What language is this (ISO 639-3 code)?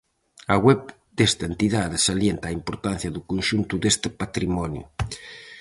glg